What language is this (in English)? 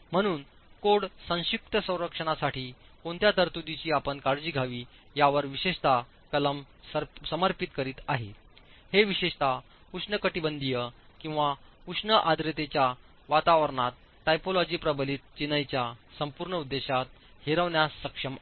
Marathi